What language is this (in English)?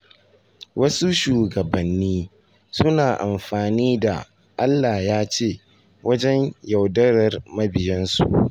Hausa